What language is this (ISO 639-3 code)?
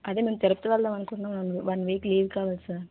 tel